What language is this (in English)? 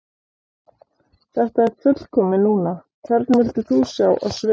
Icelandic